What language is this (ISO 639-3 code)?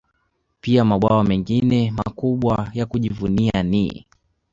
swa